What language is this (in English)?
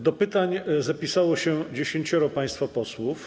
Polish